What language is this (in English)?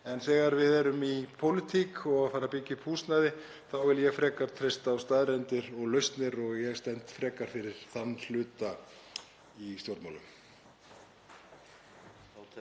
Icelandic